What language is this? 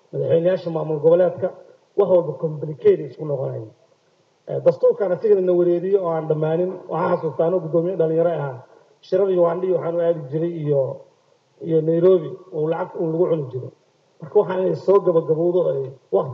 Arabic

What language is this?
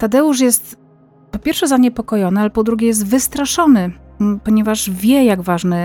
Polish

